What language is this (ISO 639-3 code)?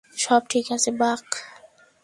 ben